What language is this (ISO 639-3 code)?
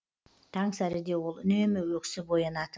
kaz